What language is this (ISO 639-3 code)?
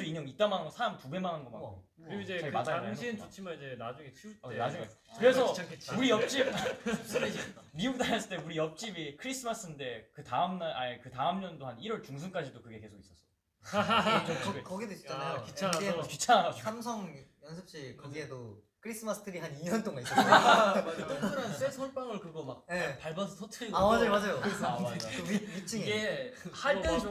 kor